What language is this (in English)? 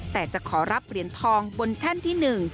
Thai